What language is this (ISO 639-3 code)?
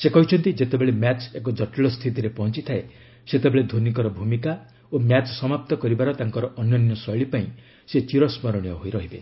ori